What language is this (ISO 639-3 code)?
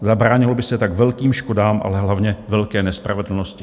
ces